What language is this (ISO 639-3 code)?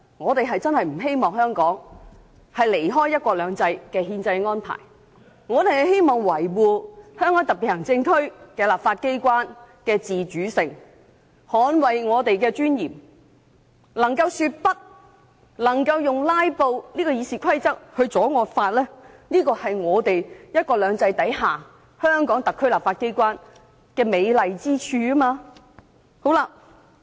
yue